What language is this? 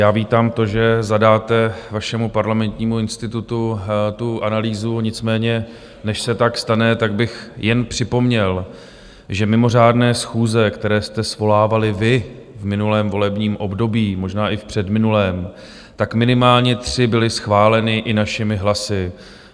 Czech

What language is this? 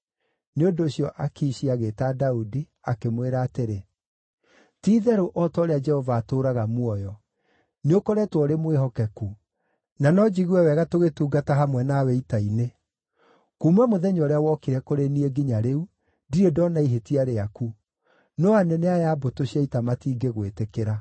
Kikuyu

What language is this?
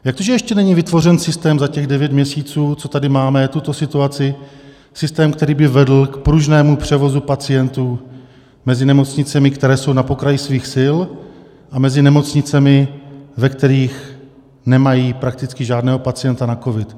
Czech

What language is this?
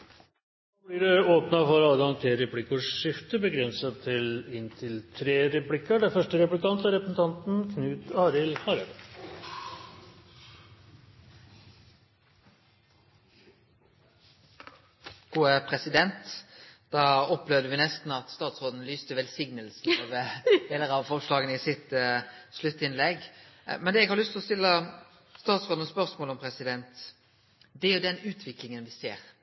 Norwegian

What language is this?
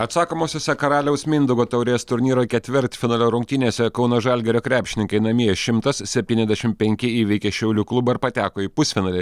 Lithuanian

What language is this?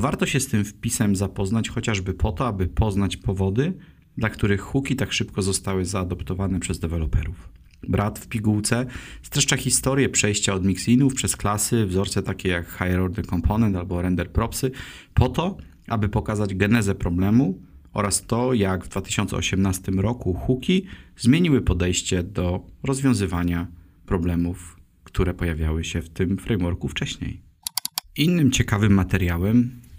Polish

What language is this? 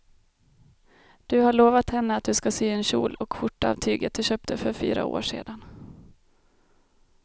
Swedish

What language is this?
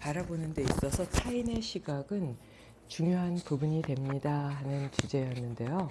Korean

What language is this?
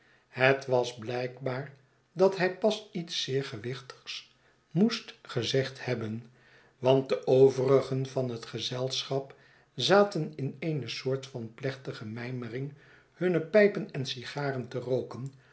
Dutch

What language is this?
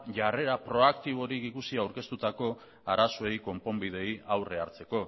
Basque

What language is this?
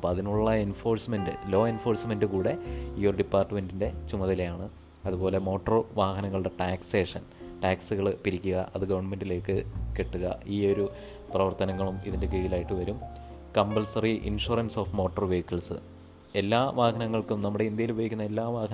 Malayalam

